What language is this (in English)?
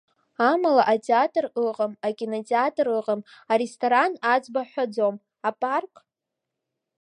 Abkhazian